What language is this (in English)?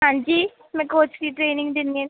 Punjabi